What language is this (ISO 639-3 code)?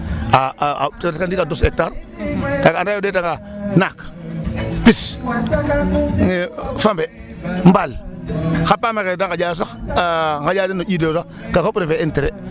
srr